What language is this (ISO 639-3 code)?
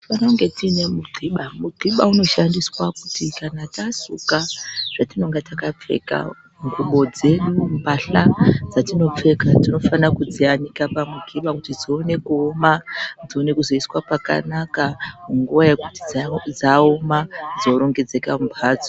ndc